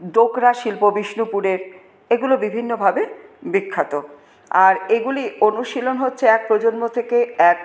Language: Bangla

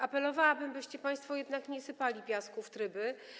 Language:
Polish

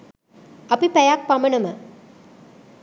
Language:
Sinhala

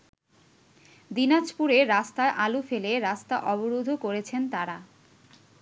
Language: Bangla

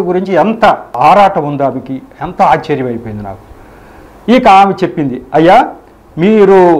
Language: Telugu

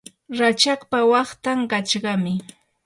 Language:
Yanahuanca Pasco Quechua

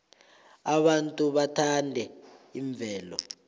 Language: South Ndebele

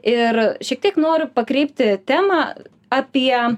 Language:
Lithuanian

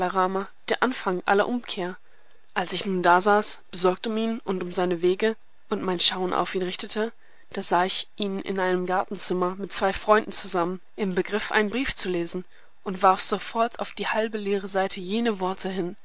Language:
German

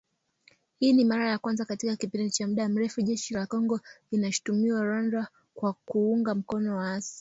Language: Swahili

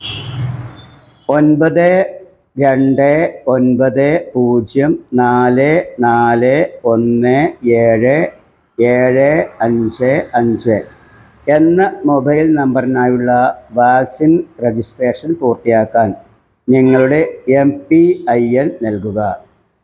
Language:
Malayalam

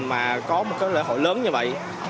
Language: Vietnamese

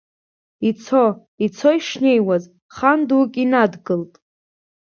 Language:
Abkhazian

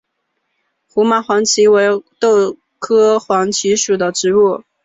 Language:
Chinese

